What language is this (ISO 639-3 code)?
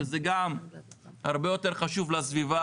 heb